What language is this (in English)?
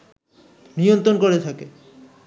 Bangla